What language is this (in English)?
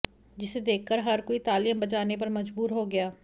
Hindi